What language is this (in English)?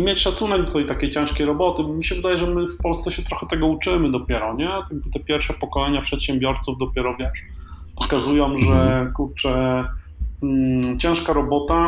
Polish